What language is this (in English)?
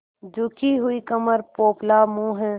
Hindi